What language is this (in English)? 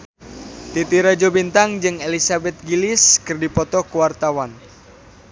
Sundanese